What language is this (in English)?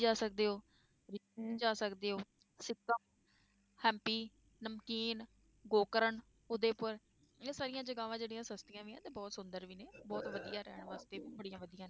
Punjabi